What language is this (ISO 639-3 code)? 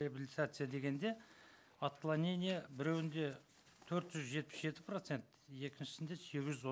kaz